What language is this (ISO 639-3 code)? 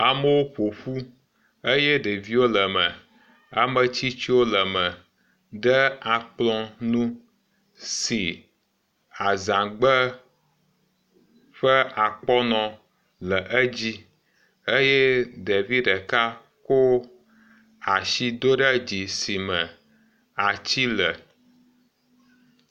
ewe